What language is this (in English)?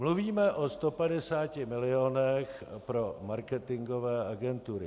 Czech